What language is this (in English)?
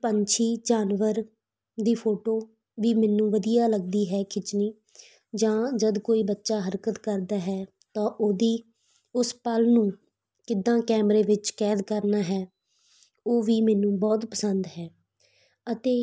Punjabi